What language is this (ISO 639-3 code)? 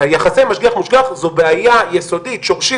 heb